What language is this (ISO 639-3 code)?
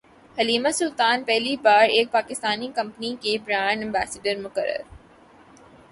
urd